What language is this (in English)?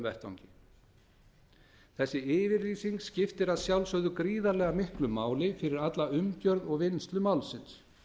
Icelandic